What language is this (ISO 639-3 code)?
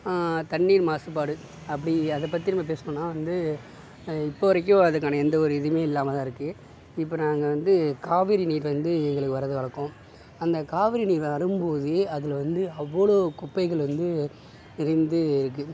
tam